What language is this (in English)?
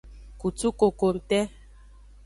Aja (Benin)